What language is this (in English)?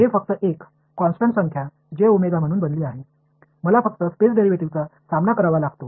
Marathi